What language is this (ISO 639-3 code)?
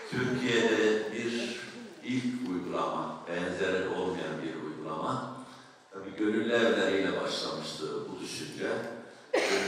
tur